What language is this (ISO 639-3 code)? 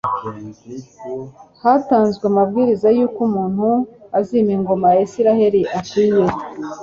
kin